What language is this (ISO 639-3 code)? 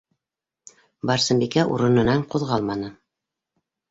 bak